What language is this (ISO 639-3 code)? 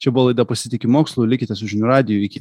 lit